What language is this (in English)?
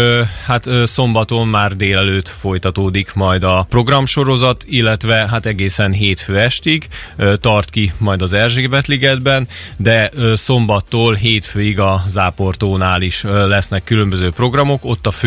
Hungarian